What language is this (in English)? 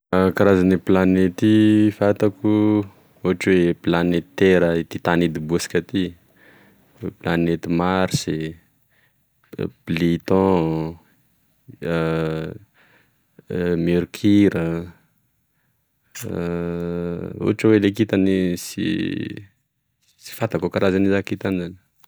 Tesaka Malagasy